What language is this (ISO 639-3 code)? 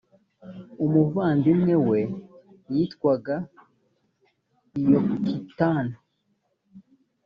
kin